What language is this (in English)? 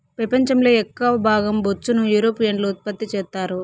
Telugu